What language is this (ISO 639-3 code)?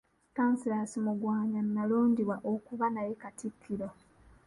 lug